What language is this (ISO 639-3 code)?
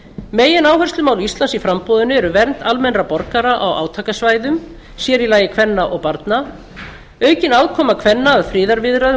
isl